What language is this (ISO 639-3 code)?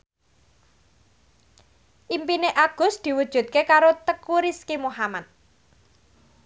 jav